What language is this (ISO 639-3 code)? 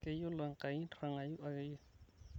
mas